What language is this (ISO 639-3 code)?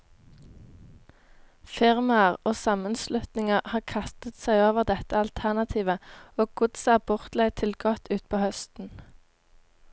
nor